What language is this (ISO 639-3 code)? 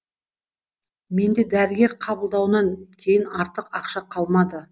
kaz